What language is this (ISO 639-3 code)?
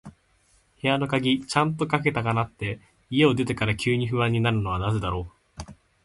jpn